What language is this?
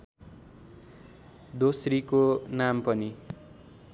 Nepali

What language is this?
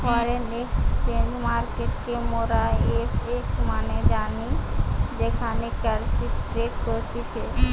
Bangla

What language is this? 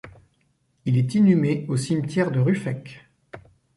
French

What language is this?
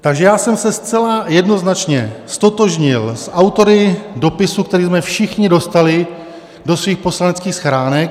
Czech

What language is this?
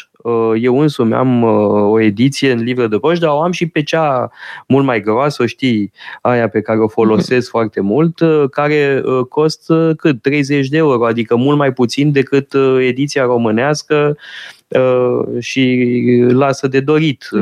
Romanian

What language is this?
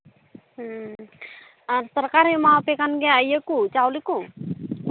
Santali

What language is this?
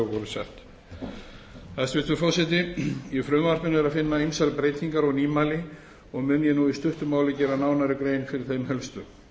Icelandic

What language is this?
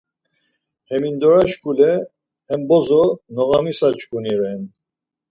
Laz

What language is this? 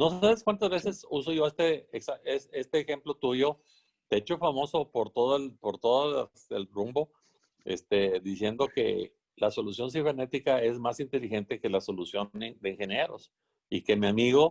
Spanish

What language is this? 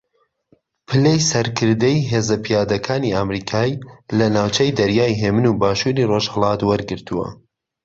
Central Kurdish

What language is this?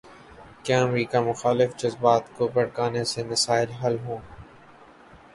Urdu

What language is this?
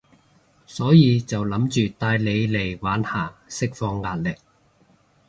Cantonese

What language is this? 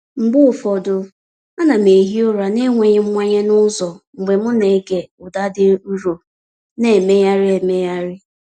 Igbo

